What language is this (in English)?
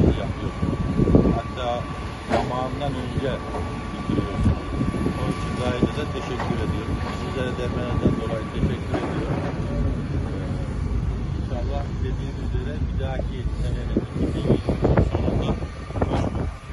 Turkish